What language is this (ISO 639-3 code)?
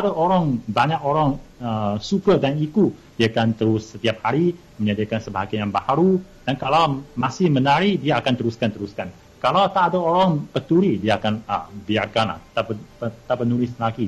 msa